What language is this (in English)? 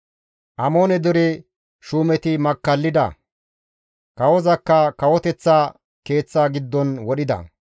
Gamo